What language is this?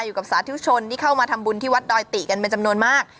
Thai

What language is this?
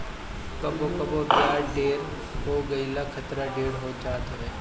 Bhojpuri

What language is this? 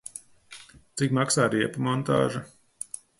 Latvian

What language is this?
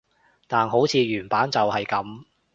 Cantonese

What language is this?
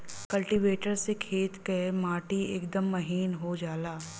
Bhojpuri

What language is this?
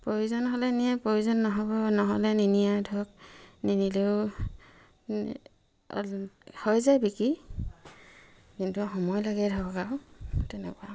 Assamese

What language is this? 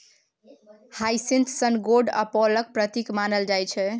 Maithili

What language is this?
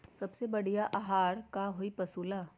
Magahi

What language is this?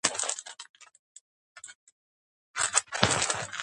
Georgian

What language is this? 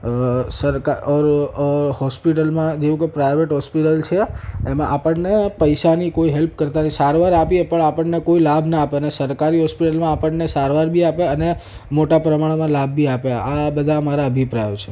Gujarati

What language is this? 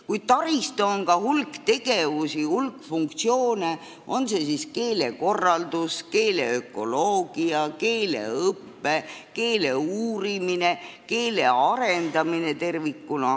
Estonian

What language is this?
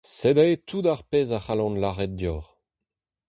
Breton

